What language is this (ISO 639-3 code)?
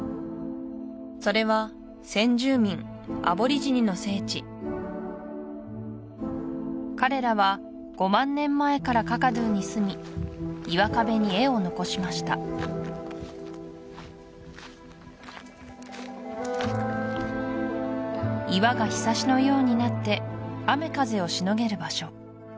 jpn